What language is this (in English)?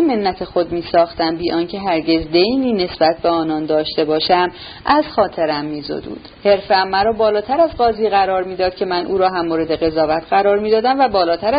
Persian